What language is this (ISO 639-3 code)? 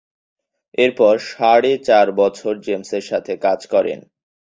ben